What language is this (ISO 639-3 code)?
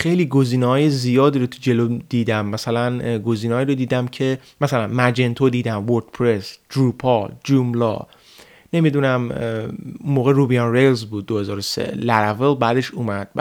fas